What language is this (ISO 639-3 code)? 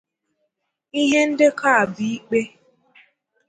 ibo